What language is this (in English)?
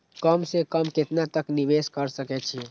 Maithili